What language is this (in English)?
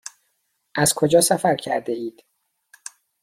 Persian